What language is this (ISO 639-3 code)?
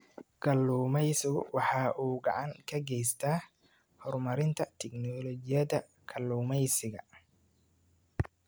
som